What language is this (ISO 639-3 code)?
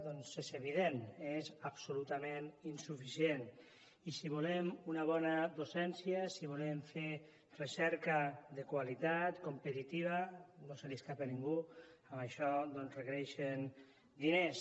cat